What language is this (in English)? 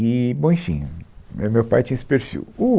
Portuguese